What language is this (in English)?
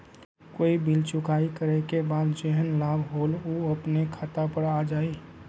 Magahi